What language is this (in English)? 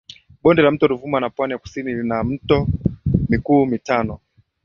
Swahili